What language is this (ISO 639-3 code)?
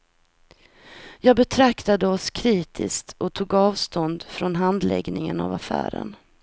swe